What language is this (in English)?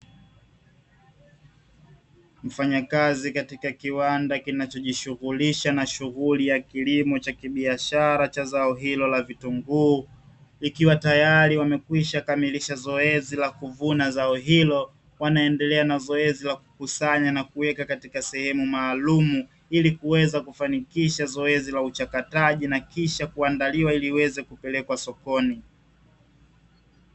Swahili